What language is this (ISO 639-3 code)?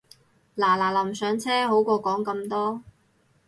yue